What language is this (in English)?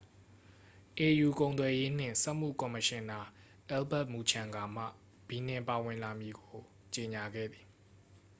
Burmese